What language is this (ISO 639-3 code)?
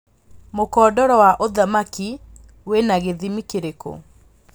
kik